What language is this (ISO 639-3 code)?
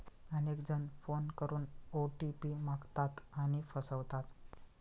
mar